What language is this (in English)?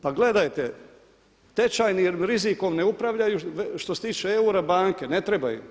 Croatian